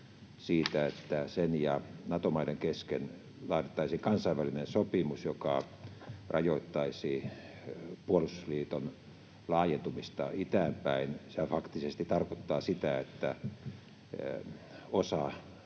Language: Finnish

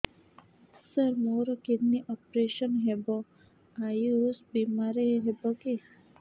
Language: Odia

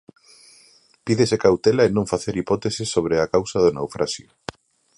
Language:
Galician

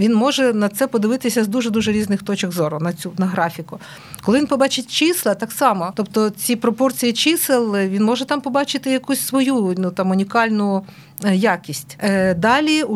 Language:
Ukrainian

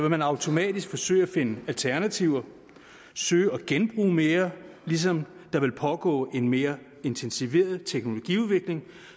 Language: Danish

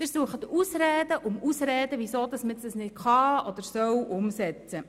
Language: Swiss German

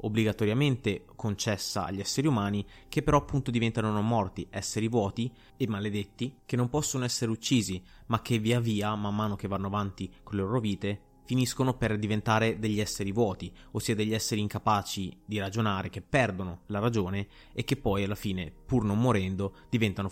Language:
Italian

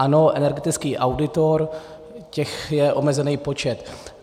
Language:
Czech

